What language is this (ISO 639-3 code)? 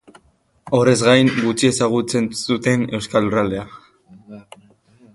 eus